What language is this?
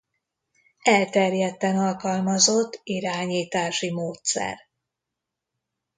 Hungarian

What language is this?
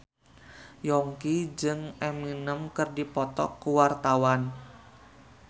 Sundanese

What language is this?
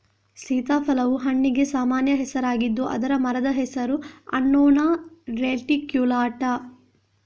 Kannada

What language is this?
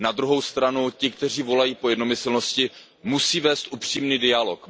Czech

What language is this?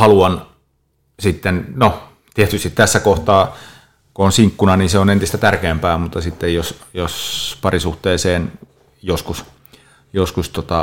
Finnish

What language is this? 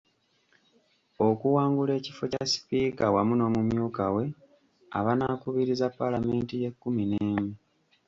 Ganda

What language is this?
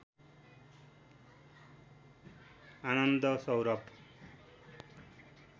Nepali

